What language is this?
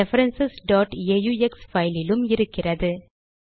Tamil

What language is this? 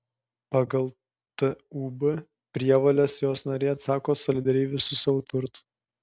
Lithuanian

